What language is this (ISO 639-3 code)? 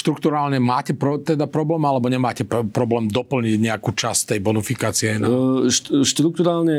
slk